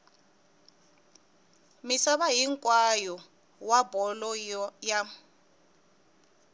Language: Tsonga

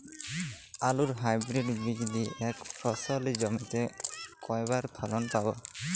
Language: Bangla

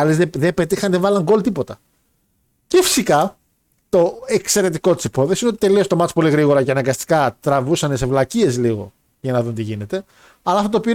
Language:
Greek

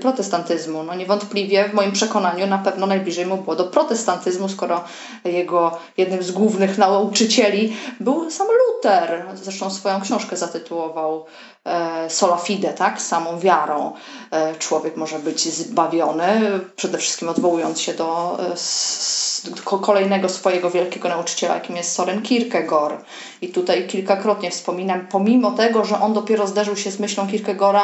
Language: Polish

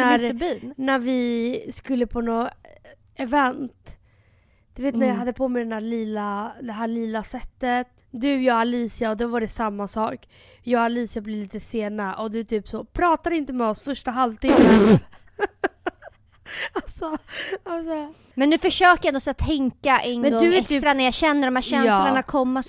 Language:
Swedish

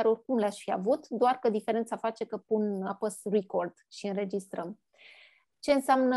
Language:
Romanian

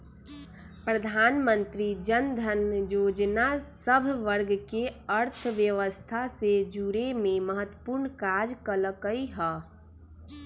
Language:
Magahi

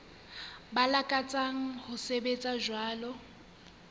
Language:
Southern Sotho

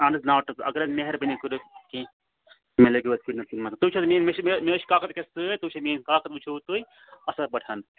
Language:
Kashmiri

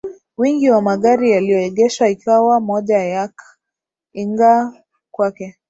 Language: Swahili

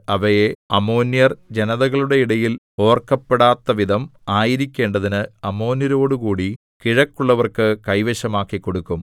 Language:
Malayalam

